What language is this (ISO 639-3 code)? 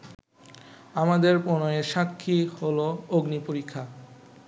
ben